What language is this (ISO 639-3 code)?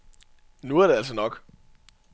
dan